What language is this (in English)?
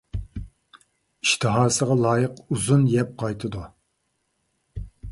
Uyghur